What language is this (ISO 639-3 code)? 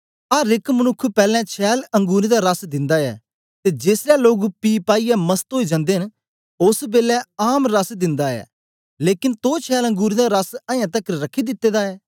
doi